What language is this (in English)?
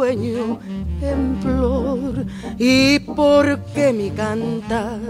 Portuguese